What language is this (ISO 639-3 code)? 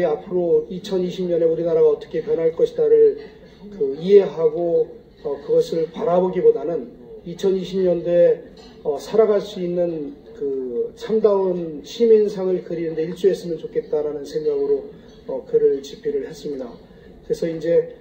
kor